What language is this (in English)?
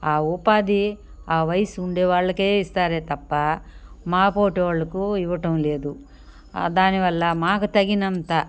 Telugu